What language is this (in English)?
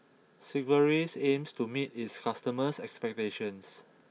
English